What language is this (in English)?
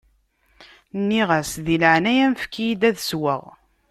Kabyle